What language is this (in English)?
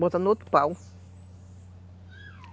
Portuguese